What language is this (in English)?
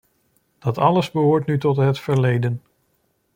Dutch